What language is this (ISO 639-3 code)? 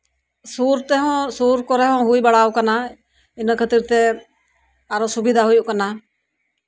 sat